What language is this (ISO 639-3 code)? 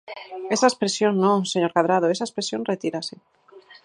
glg